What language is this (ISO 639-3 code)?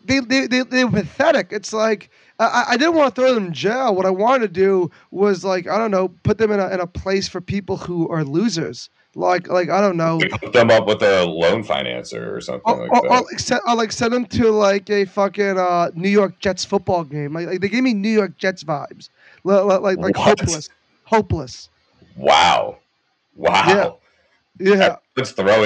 eng